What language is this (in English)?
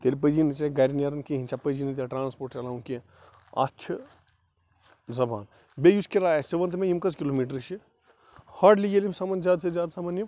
Kashmiri